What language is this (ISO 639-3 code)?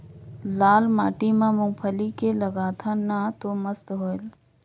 hne